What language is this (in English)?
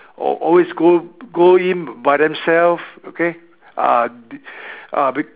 English